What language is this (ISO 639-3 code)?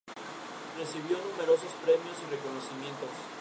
spa